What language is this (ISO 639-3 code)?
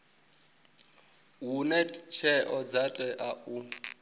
ven